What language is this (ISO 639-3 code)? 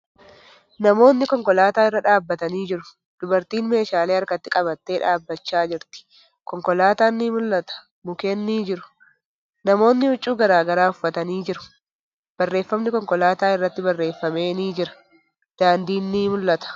orm